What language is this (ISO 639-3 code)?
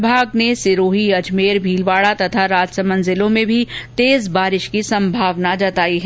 hin